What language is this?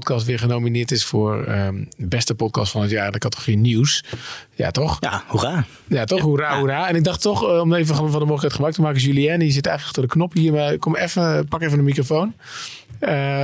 Dutch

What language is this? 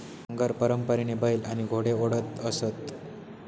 Marathi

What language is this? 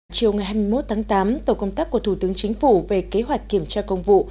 Vietnamese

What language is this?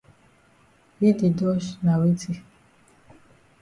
Cameroon Pidgin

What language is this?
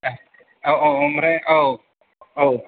Bodo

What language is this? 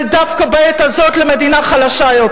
Hebrew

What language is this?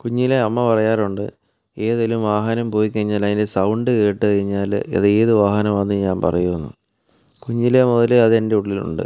Malayalam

